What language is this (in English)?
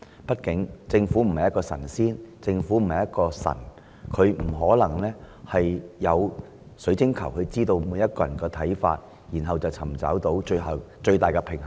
Cantonese